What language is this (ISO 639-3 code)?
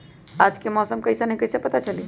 mag